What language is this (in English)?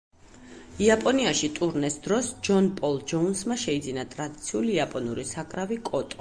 Georgian